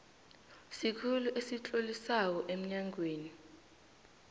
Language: South Ndebele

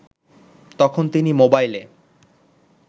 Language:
Bangla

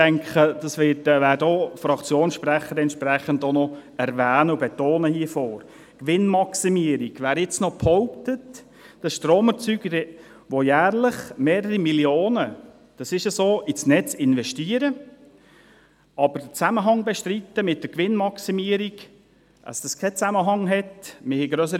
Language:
Swiss German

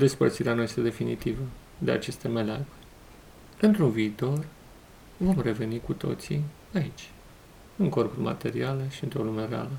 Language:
Romanian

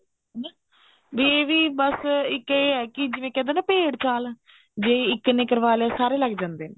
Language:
Punjabi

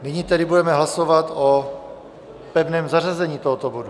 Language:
Czech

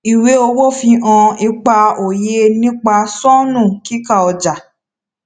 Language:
Yoruba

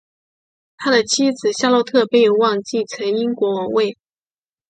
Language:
Chinese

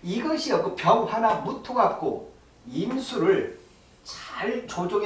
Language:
Korean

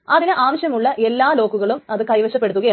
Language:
Malayalam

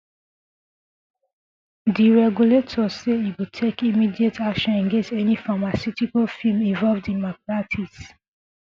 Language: Nigerian Pidgin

